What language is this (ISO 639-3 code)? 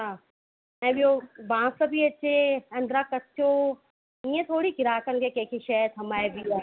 snd